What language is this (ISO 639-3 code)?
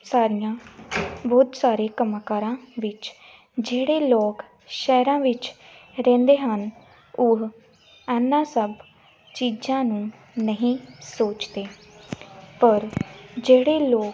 pan